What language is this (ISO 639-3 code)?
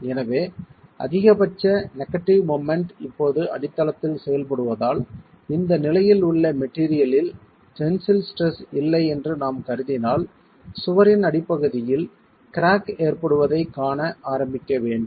tam